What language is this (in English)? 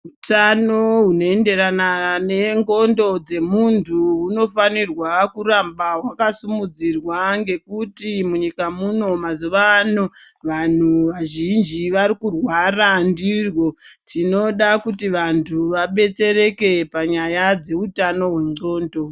Ndau